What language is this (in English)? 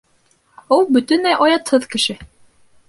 Bashkir